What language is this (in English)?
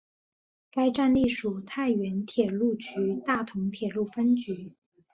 Chinese